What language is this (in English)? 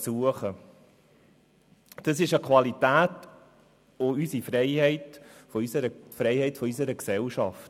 Swiss German